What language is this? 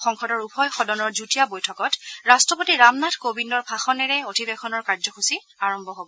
Assamese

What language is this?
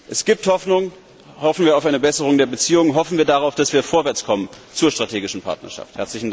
German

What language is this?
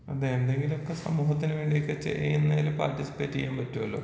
Malayalam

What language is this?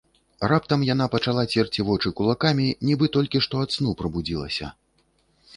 Belarusian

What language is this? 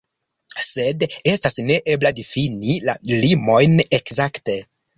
Esperanto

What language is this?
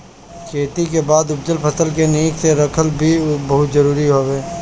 Bhojpuri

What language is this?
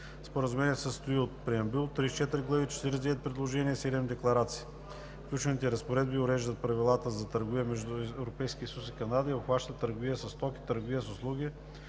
Bulgarian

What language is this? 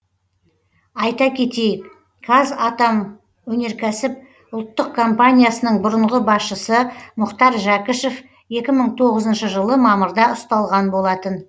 Kazakh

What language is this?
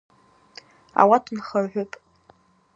Abaza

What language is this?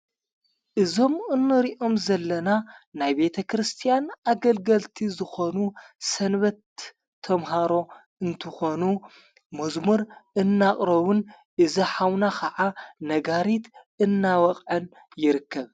Tigrinya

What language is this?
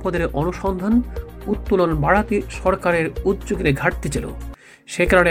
Bangla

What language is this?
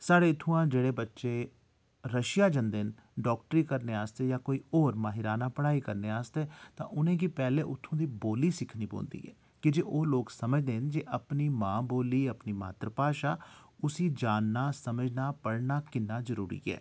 Dogri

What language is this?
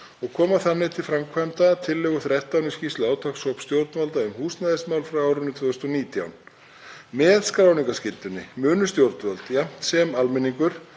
Icelandic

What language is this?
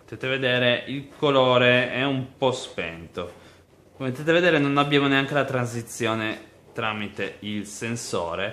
Italian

